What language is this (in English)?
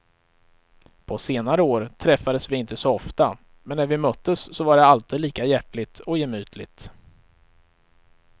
Swedish